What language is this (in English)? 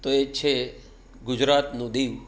Gujarati